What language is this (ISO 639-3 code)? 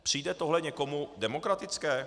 ces